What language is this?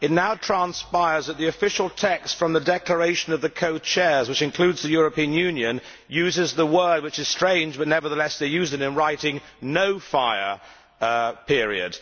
English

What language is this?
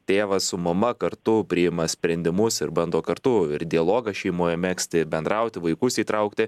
Lithuanian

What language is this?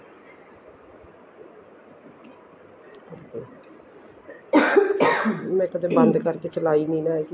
Punjabi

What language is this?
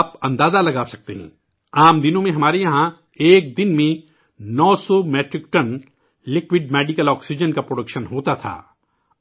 Urdu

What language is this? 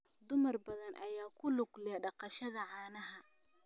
Somali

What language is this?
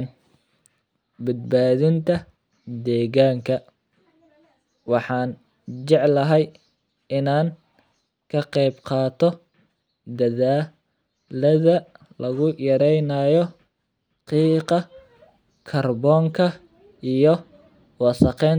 Somali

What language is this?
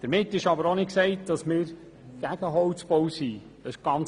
Swiss German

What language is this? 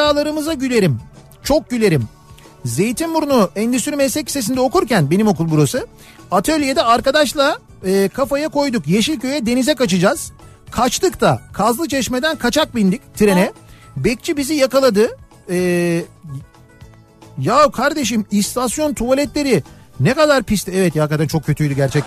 Turkish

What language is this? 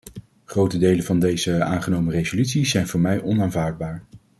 Dutch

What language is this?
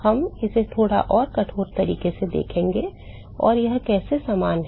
Hindi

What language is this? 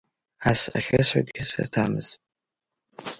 Abkhazian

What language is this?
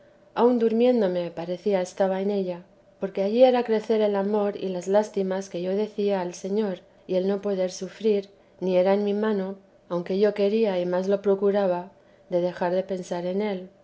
Spanish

